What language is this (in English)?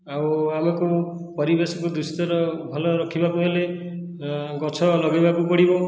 Odia